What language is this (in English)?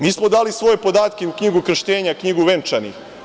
Serbian